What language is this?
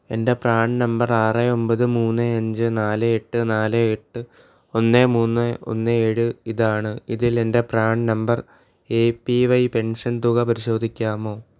Malayalam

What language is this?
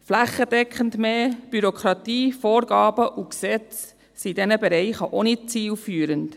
Swiss German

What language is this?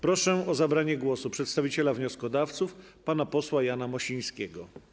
Polish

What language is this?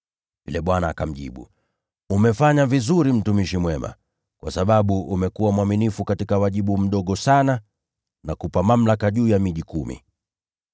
Swahili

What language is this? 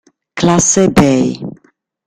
Italian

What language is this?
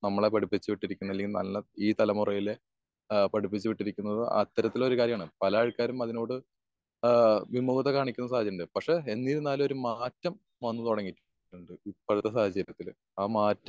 Malayalam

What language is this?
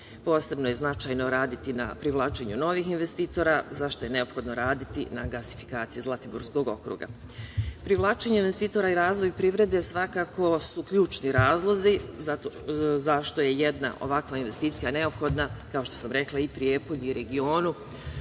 Serbian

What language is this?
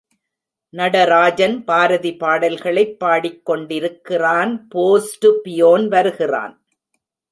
Tamil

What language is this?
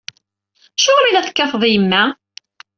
Kabyle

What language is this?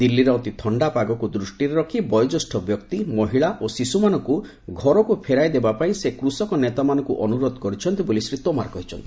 Odia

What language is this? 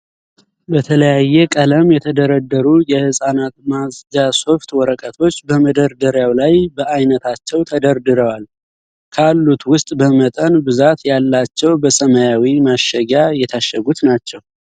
Amharic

